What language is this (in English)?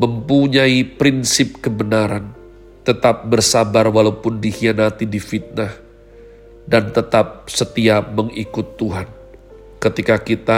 Indonesian